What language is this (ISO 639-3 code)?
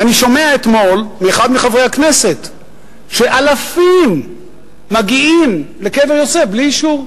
heb